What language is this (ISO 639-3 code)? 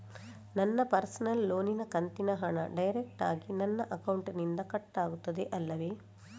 kan